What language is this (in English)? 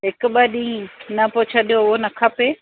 Sindhi